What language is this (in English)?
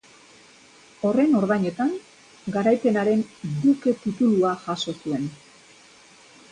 Basque